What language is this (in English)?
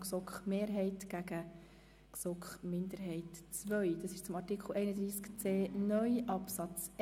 Swiss German